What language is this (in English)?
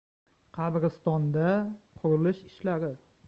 Uzbek